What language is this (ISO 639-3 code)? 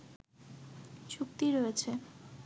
ben